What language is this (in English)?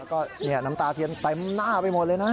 Thai